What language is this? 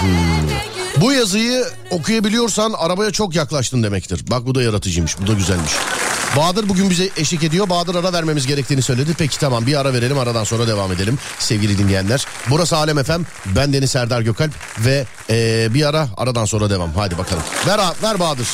Turkish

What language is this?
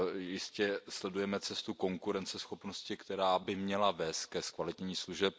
Czech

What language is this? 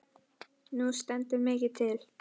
Icelandic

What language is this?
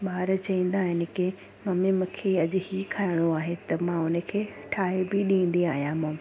Sindhi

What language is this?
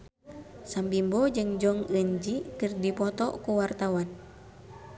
Sundanese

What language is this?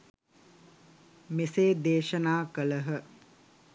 Sinhala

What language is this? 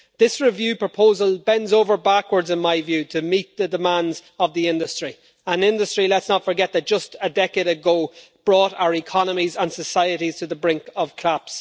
English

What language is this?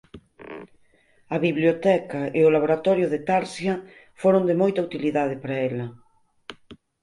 Galician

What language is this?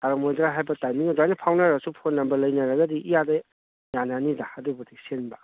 Manipuri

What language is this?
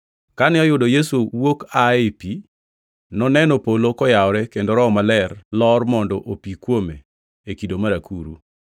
Luo (Kenya and Tanzania)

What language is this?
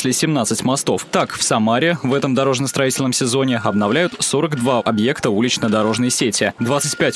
Russian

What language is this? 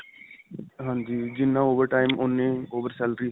Punjabi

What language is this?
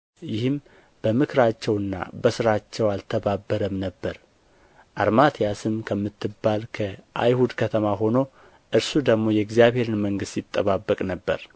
Amharic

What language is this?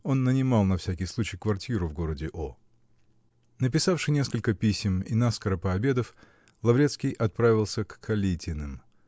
Russian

